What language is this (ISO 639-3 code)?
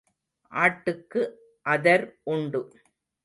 tam